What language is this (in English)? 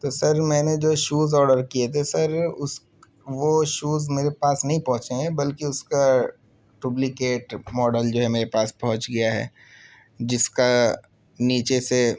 Urdu